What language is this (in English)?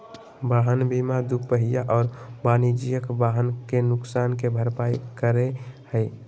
Magahi